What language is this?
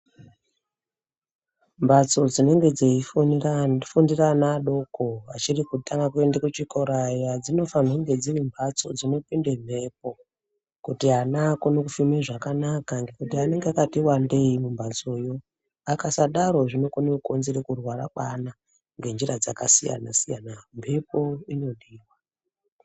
Ndau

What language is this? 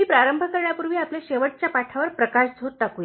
Marathi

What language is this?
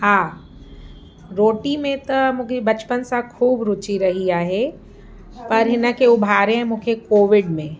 Sindhi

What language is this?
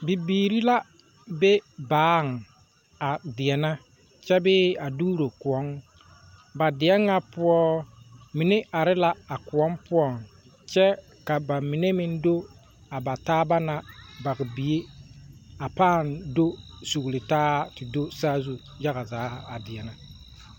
Southern Dagaare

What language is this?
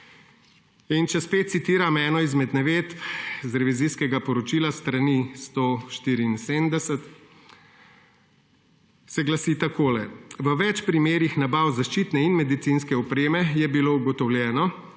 Slovenian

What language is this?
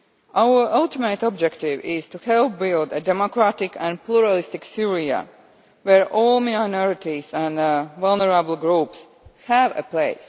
English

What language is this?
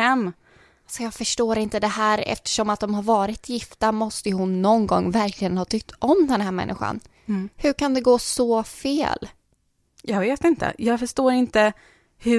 Swedish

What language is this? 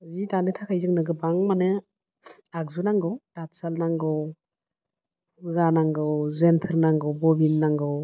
Bodo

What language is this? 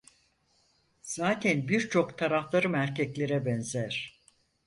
Turkish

